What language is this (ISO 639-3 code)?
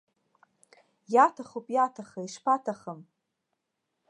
abk